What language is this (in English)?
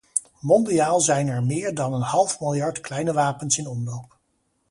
Dutch